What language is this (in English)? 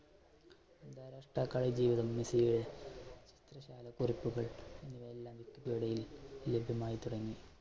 Malayalam